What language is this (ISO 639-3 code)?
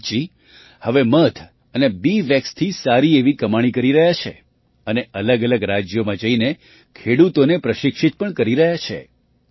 guj